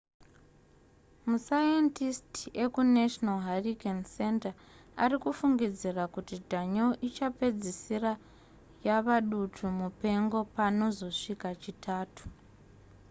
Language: Shona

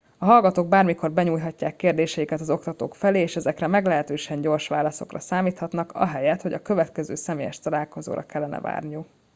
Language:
Hungarian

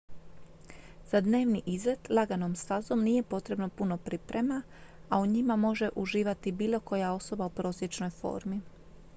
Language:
Croatian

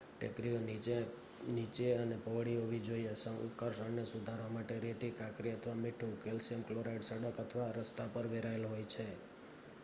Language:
Gujarati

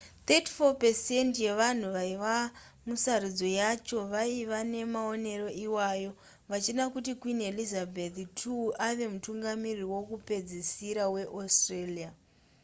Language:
Shona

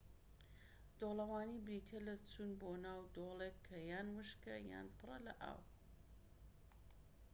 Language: Central Kurdish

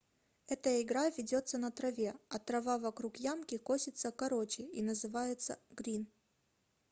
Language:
Russian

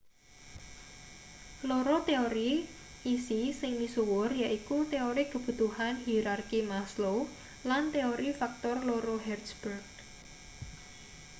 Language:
Javanese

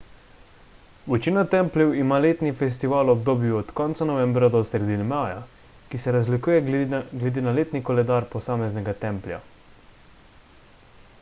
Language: Slovenian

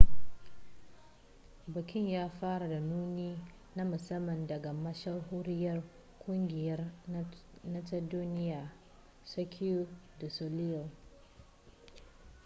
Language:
Hausa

